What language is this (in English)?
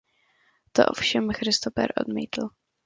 Czech